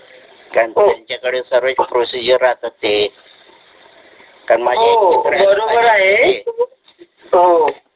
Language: Marathi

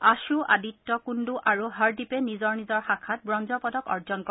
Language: Assamese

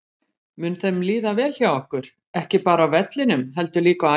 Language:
Icelandic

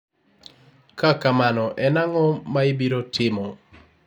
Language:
Luo (Kenya and Tanzania)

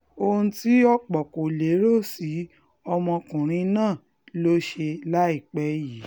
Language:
Yoruba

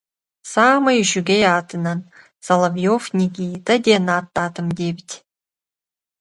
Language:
Yakut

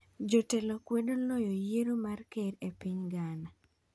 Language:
Luo (Kenya and Tanzania)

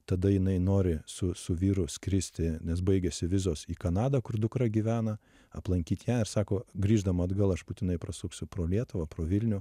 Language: Lithuanian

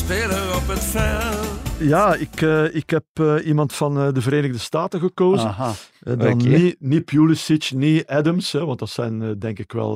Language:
Dutch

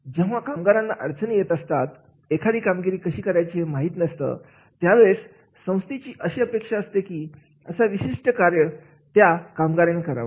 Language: Marathi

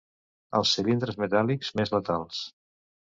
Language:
Catalan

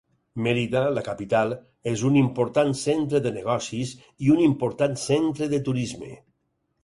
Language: Catalan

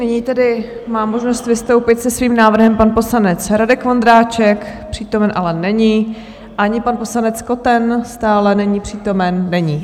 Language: Czech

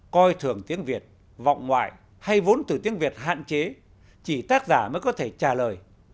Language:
Vietnamese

